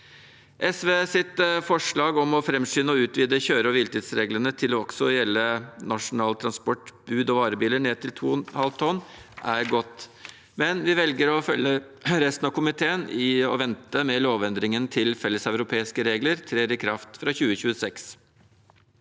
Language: Norwegian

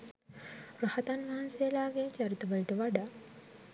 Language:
Sinhala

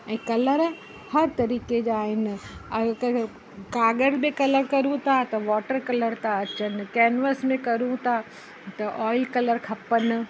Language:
Sindhi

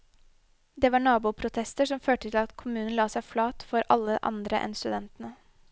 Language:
Norwegian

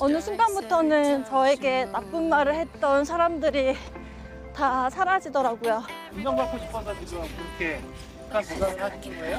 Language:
Korean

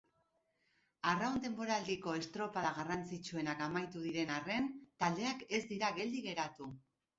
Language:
Basque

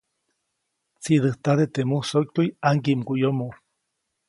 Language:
Copainalá Zoque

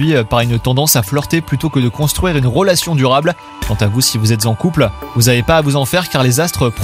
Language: French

